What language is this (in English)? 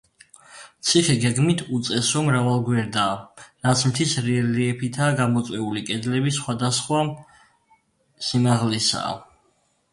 Georgian